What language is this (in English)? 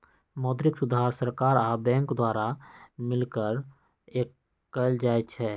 Magahi